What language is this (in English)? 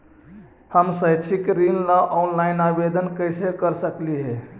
Magahi